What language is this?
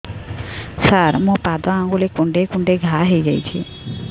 Odia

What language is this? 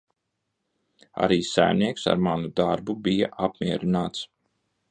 Latvian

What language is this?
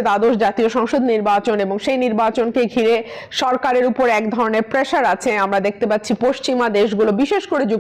Romanian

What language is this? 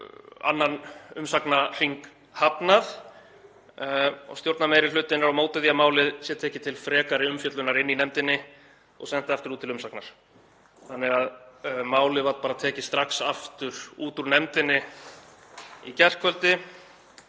Icelandic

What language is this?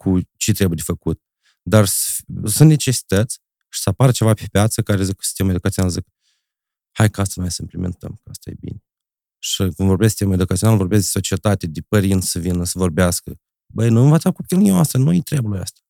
Romanian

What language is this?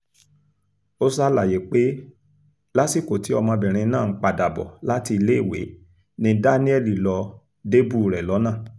Yoruba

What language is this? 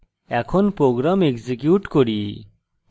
Bangla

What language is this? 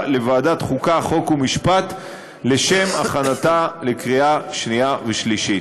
Hebrew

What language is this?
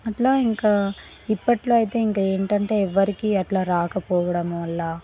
Telugu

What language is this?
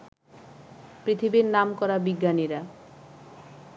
Bangla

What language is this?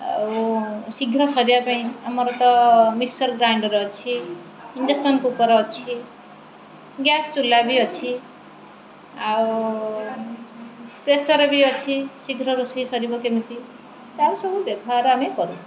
Odia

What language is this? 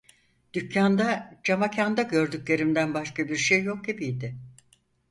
Turkish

